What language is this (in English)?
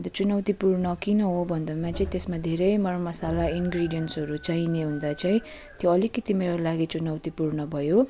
Nepali